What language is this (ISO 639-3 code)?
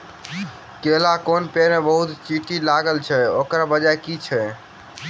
mai